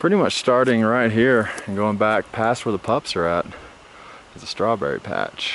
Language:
English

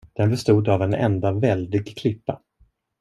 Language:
Swedish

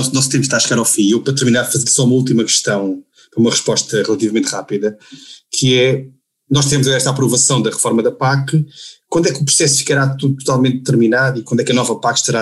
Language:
Portuguese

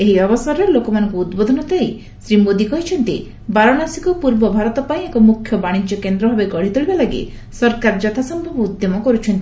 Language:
Odia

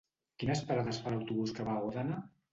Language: Catalan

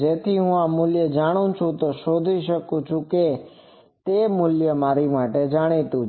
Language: Gujarati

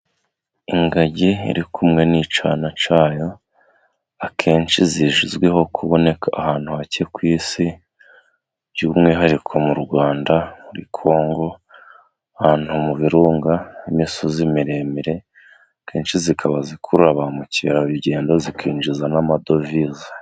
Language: Kinyarwanda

